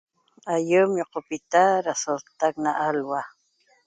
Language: Toba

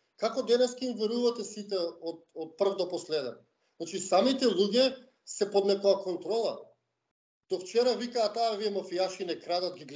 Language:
Macedonian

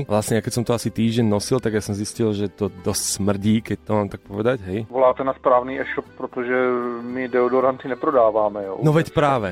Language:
Slovak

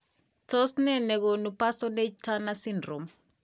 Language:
Kalenjin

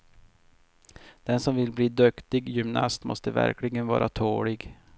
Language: Swedish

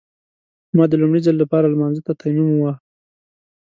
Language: Pashto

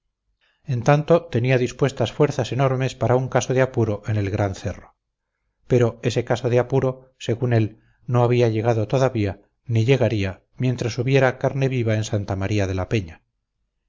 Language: Spanish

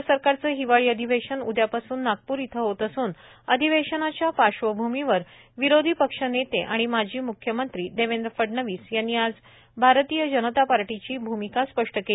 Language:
Marathi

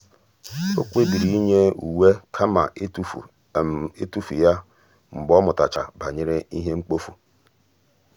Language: Igbo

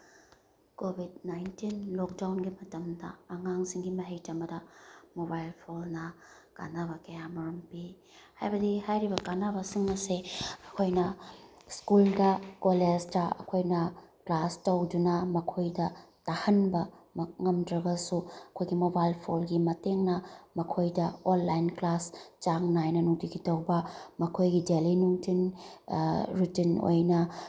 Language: Manipuri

